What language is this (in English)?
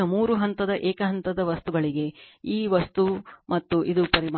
Kannada